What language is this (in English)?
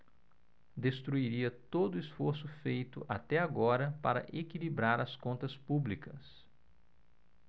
Portuguese